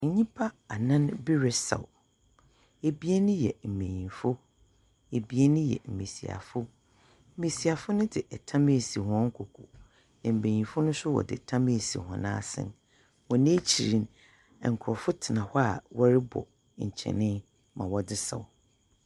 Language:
Akan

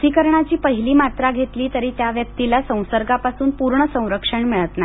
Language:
Marathi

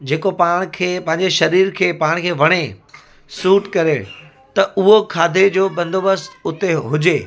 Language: Sindhi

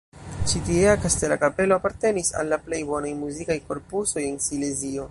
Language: Esperanto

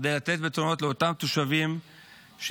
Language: Hebrew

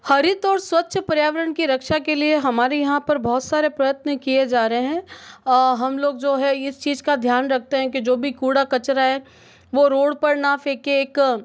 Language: Hindi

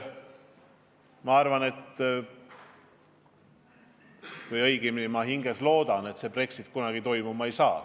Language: Estonian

